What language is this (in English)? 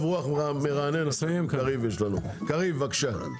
Hebrew